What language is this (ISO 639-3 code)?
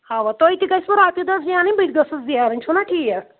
kas